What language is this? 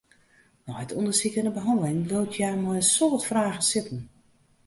Western Frisian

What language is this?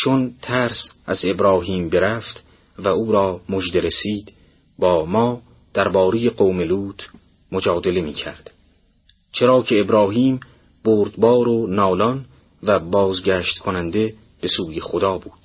Persian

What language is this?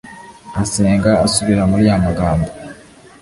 Kinyarwanda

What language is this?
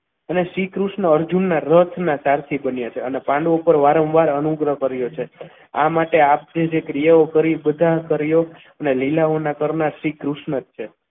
Gujarati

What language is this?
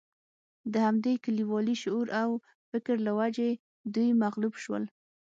Pashto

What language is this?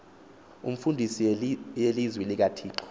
Xhosa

